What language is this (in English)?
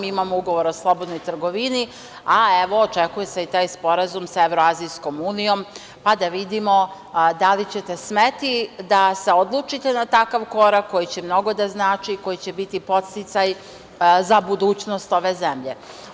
Serbian